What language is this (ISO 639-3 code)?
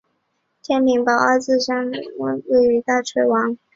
zho